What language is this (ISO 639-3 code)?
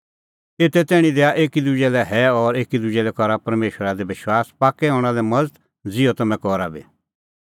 kfx